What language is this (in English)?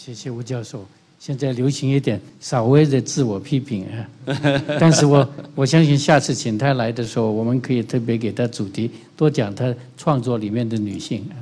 Chinese